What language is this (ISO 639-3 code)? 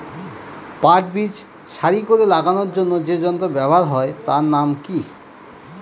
ben